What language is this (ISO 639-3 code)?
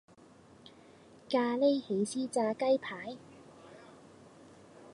yue